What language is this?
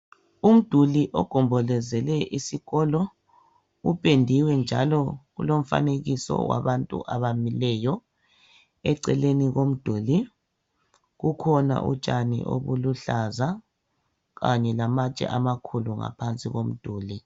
North Ndebele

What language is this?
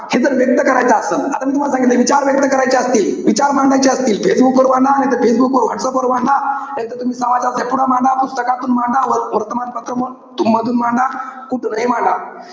Marathi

